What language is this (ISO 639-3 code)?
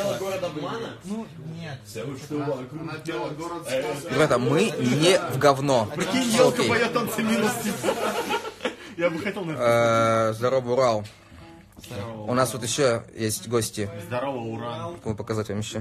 rus